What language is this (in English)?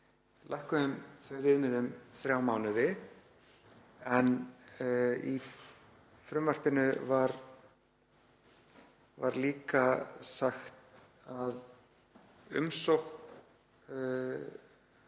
Icelandic